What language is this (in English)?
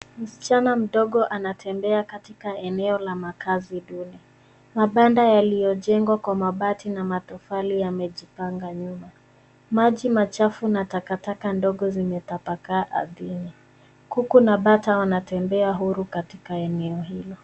Swahili